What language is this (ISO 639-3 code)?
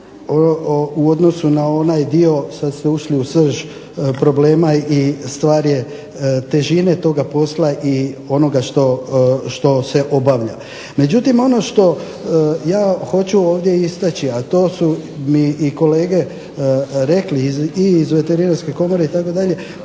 hrv